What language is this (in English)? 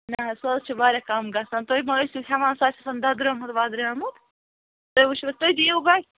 Kashmiri